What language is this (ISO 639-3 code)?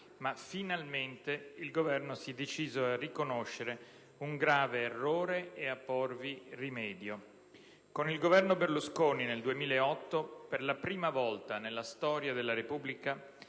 ita